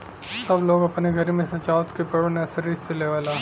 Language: Bhojpuri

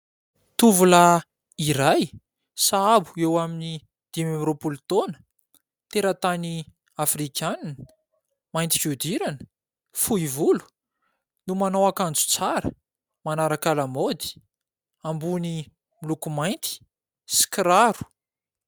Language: Malagasy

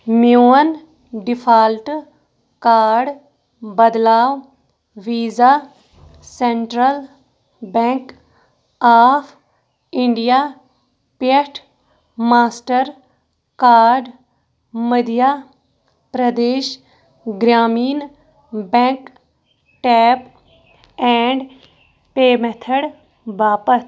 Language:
Kashmiri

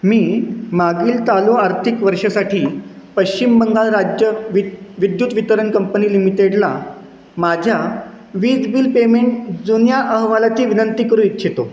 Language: Marathi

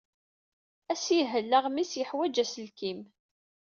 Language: Kabyle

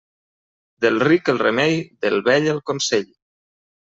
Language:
Catalan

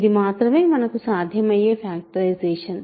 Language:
Telugu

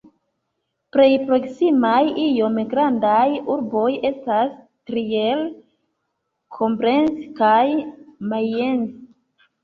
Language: Esperanto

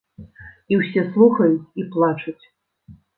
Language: Belarusian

